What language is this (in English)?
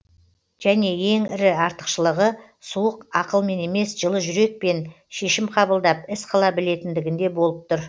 Kazakh